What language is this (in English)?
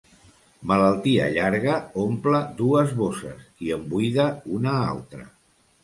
Catalan